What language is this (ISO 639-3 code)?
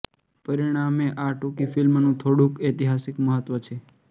guj